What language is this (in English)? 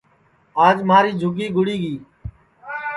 Sansi